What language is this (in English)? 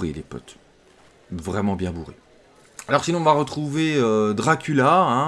French